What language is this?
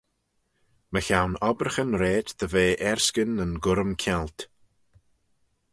Manx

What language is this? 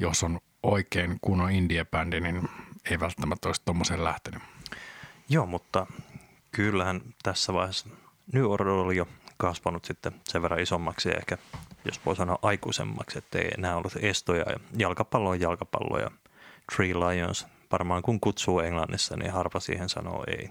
Finnish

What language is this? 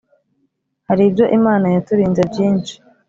Kinyarwanda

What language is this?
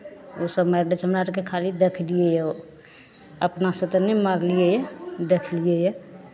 Maithili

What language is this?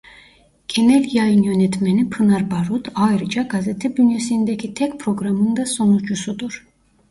Turkish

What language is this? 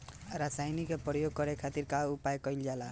Bhojpuri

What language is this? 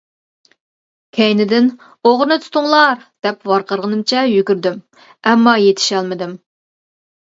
Uyghur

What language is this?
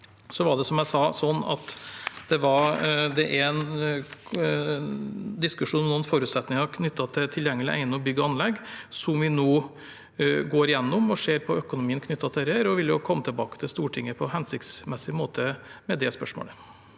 Norwegian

